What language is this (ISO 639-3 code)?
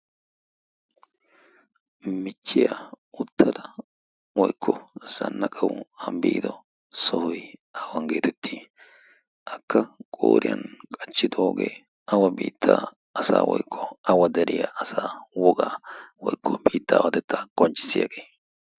wal